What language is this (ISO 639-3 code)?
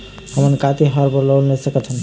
hne